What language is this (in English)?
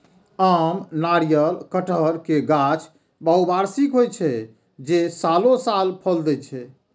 Maithili